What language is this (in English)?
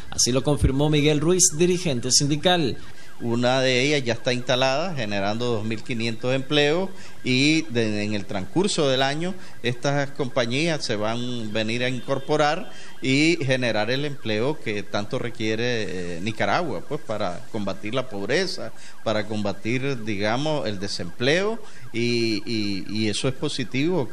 Spanish